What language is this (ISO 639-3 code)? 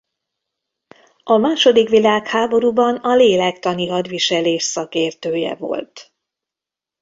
hun